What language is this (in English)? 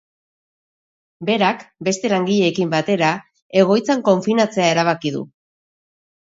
Basque